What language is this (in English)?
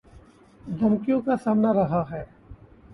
Urdu